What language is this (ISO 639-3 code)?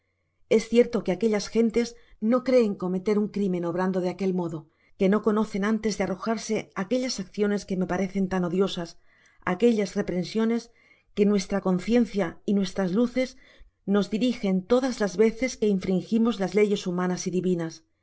spa